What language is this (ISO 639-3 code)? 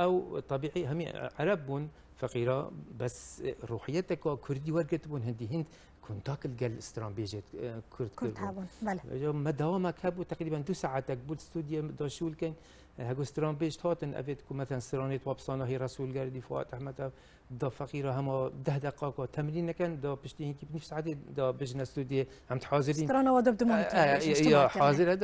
ara